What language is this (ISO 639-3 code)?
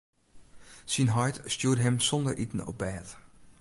fry